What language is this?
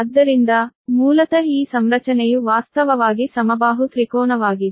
Kannada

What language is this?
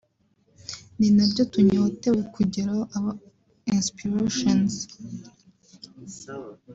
Kinyarwanda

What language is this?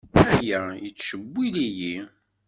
Kabyle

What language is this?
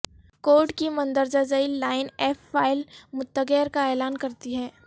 Urdu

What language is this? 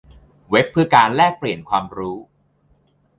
Thai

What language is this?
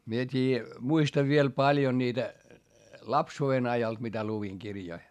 Finnish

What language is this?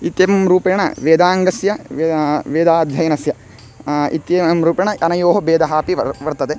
Sanskrit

